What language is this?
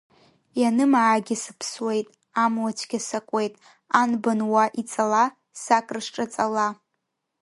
Abkhazian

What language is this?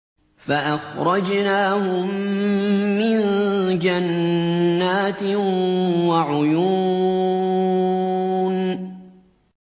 Arabic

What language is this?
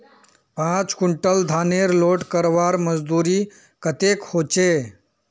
Magahi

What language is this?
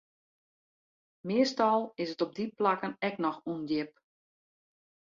Western Frisian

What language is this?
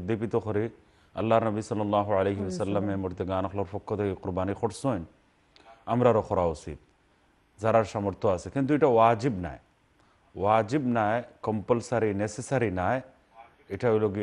Arabic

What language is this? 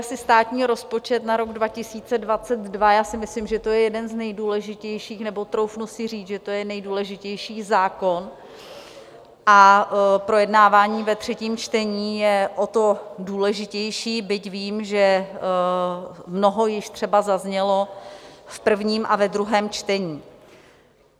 Czech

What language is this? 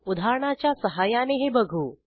Marathi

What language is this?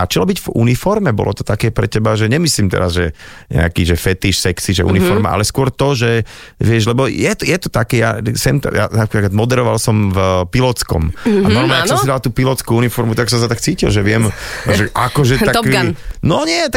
Slovak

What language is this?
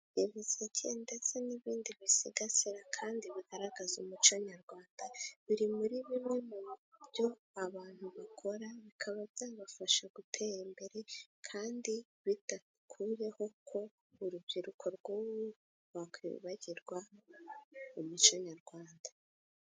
Kinyarwanda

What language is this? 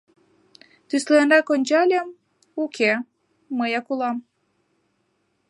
Mari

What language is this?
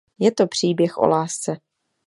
Czech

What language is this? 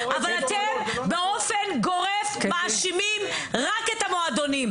Hebrew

